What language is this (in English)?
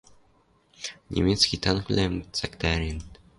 Western Mari